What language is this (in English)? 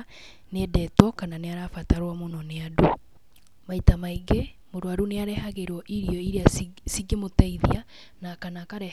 Kikuyu